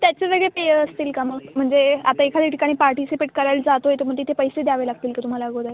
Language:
Marathi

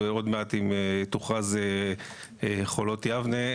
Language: Hebrew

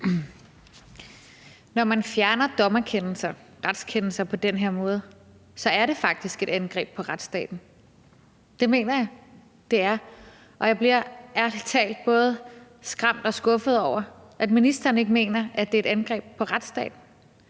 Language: Danish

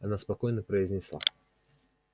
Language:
Russian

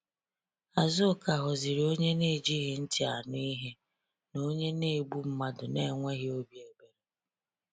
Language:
Igbo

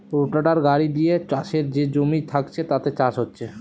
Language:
Bangla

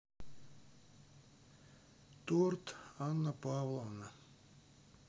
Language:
Russian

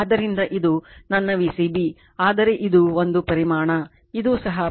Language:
Kannada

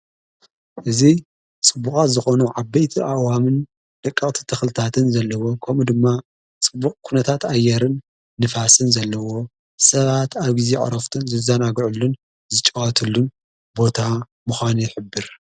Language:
Tigrinya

